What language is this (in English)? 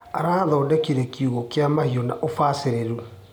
Kikuyu